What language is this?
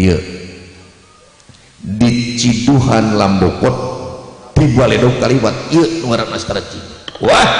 Indonesian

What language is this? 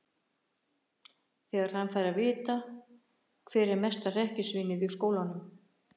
Icelandic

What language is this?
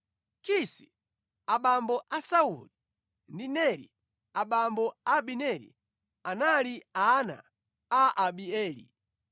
Nyanja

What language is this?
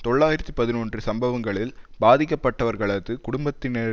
Tamil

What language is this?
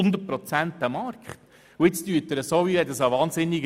Swiss German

